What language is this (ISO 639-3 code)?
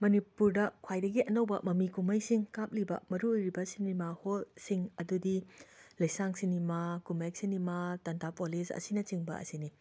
mni